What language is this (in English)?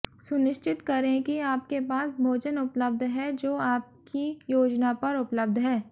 Hindi